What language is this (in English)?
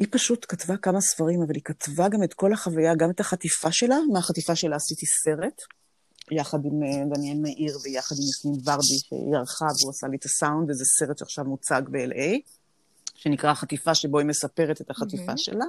Hebrew